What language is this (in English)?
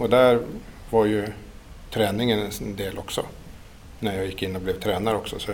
Swedish